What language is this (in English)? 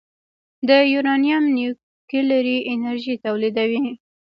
Pashto